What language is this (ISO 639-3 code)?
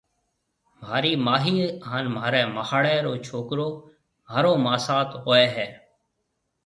mve